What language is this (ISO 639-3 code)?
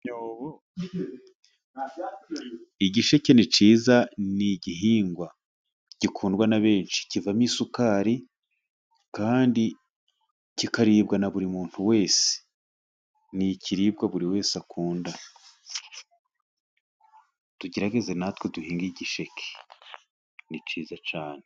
kin